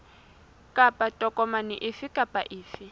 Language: Southern Sotho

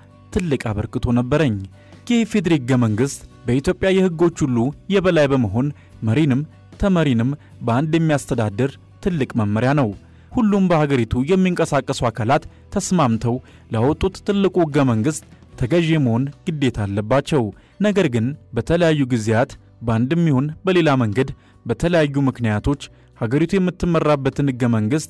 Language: Arabic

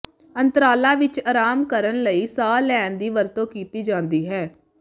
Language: Punjabi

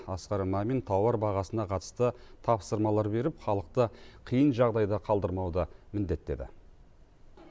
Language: Kazakh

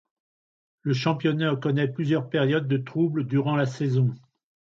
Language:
French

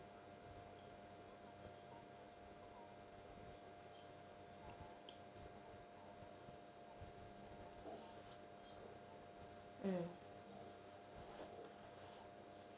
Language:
English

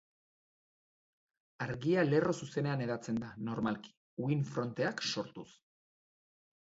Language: Basque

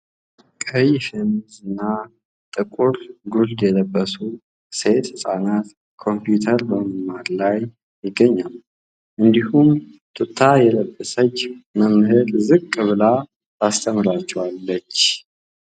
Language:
Amharic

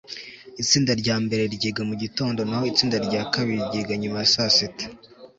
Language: Kinyarwanda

